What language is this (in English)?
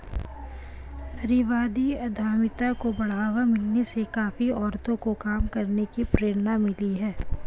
Hindi